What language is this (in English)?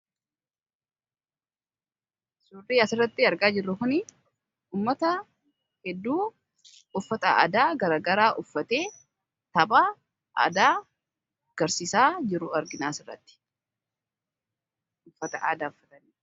Oromo